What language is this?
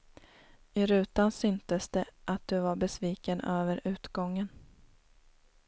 Swedish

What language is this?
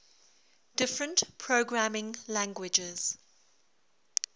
English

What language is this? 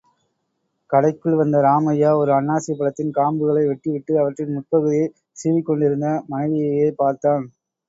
Tamil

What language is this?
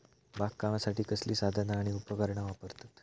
Marathi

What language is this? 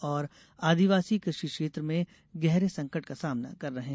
Hindi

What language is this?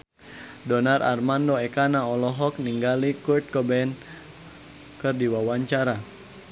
Sundanese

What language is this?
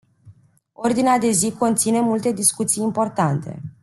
Romanian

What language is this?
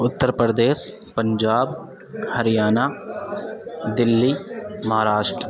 Urdu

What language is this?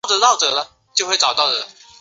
Chinese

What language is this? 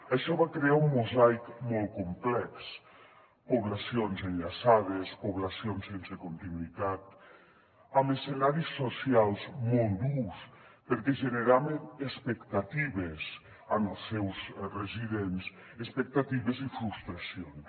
Catalan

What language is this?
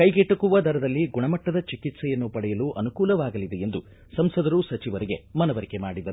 Kannada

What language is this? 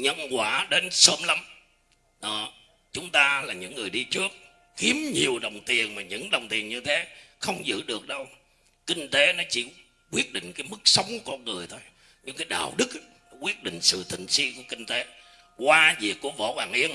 Vietnamese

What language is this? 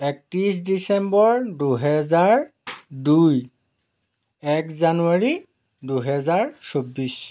Assamese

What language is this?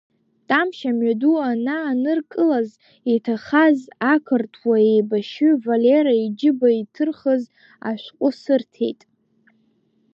Abkhazian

